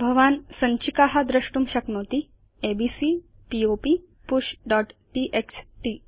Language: Sanskrit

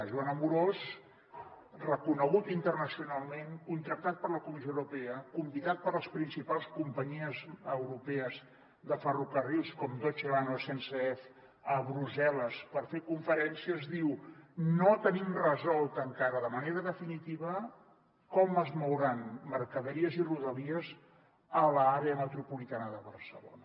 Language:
Catalan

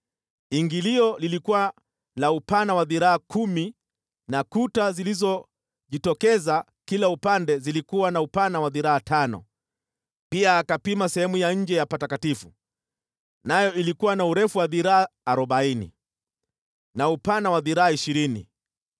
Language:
Swahili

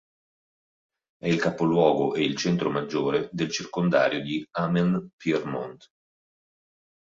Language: Italian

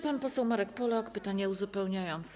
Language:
Polish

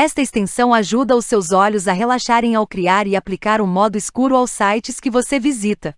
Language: Portuguese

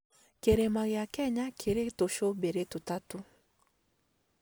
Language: Kikuyu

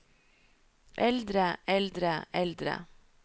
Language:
Norwegian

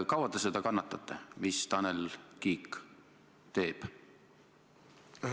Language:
Estonian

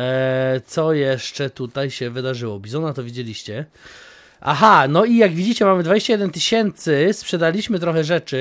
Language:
Polish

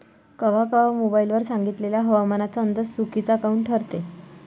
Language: Marathi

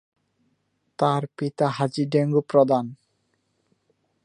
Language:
Bangla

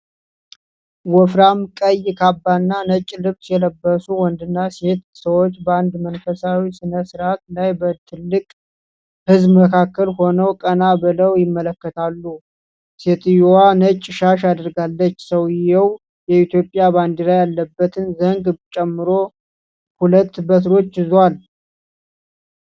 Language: Amharic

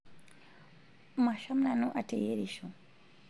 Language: Masai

